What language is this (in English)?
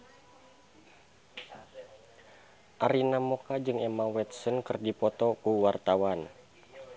Sundanese